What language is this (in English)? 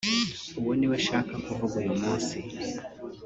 Kinyarwanda